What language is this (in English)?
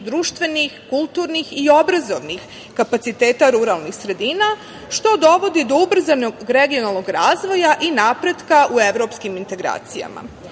Serbian